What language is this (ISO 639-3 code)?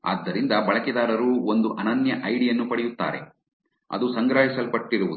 kan